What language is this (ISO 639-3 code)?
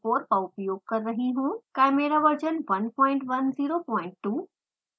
hin